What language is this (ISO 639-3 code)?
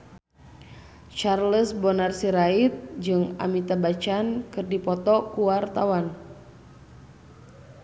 sun